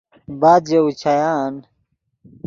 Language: Yidgha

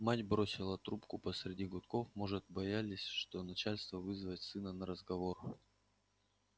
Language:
Russian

